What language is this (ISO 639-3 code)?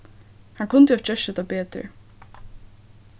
fao